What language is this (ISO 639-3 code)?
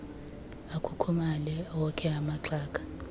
xho